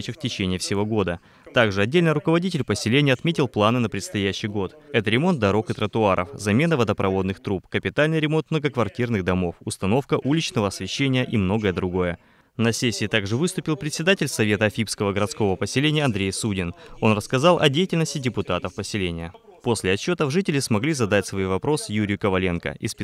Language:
Russian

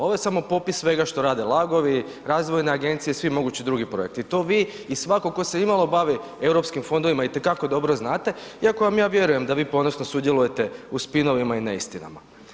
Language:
Croatian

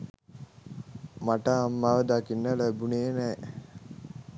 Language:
Sinhala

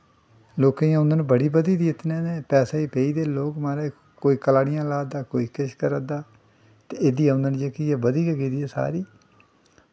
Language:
Dogri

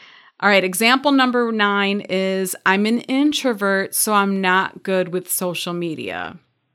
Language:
English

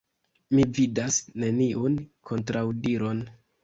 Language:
Esperanto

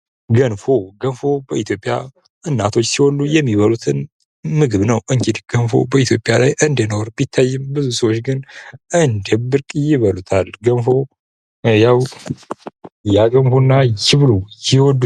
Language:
Amharic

